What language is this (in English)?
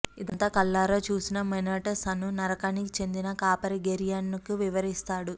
Telugu